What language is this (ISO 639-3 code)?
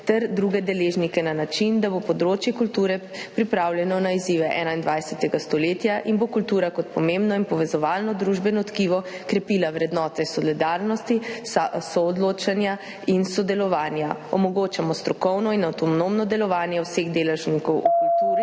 slv